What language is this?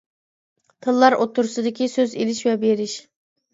Uyghur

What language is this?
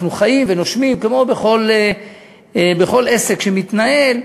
Hebrew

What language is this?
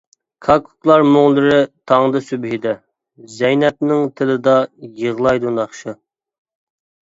Uyghur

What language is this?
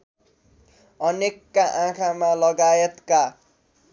Nepali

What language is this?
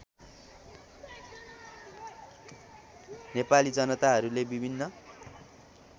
Nepali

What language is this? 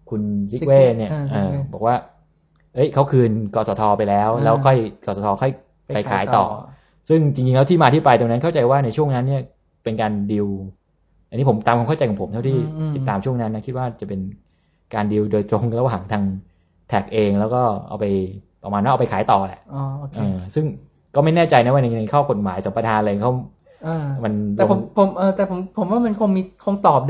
Thai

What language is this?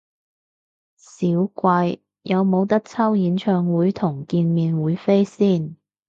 Cantonese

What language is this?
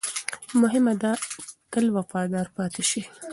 Pashto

